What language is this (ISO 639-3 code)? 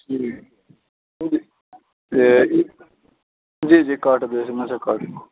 urd